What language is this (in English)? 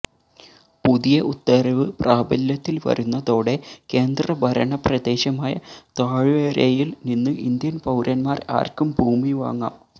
Malayalam